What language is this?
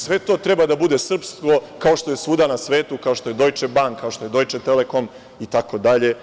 Serbian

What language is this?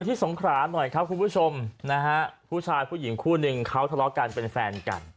Thai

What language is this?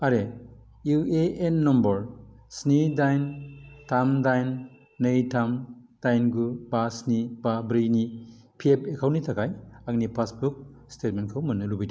Bodo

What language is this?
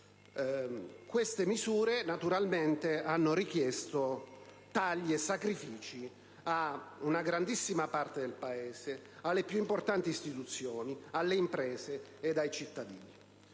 Italian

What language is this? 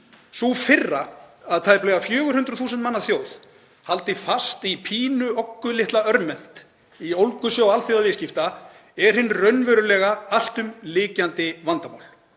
Icelandic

